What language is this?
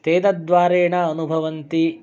Sanskrit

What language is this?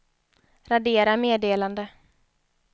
Swedish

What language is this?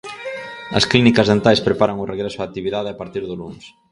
Galician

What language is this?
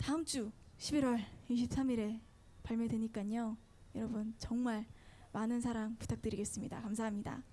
Korean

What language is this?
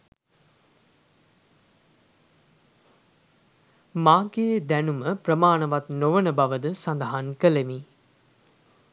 Sinhala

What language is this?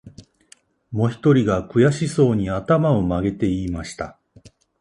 Japanese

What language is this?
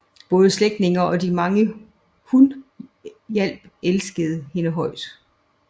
Danish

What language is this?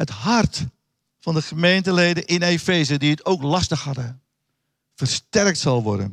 Dutch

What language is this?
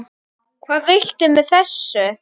Icelandic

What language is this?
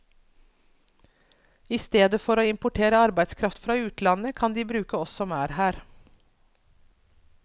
Norwegian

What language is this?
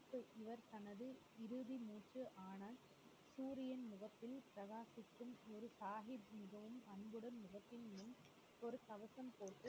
Tamil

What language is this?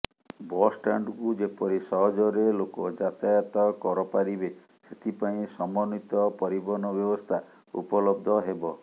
Odia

